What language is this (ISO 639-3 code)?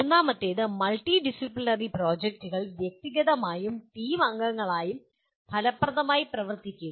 mal